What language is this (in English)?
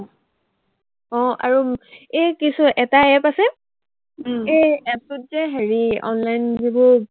Assamese